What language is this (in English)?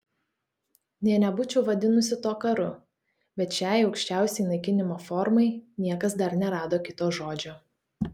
Lithuanian